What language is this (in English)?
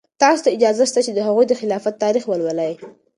Pashto